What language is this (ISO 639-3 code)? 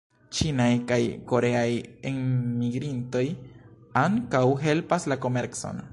epo